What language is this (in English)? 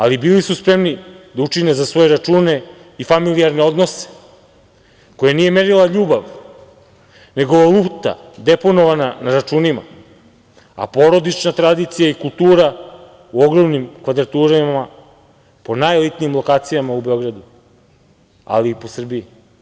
Serbian